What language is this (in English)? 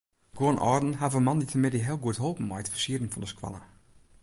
Western Frisian